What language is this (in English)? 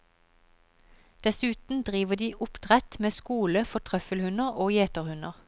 Norwegian